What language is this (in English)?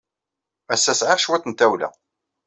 Kabyle